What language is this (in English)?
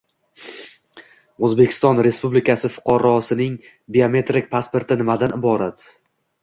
Uzbek